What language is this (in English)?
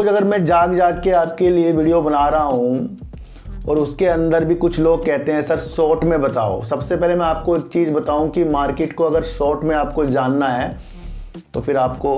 Hindi